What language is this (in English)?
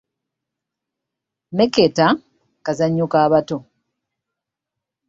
Ganda